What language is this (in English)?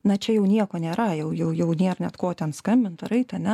Lithuanian